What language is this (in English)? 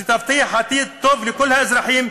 Hebrew